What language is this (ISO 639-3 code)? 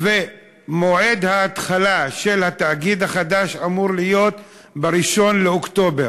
heb